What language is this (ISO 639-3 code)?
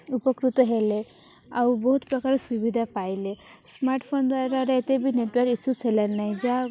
ori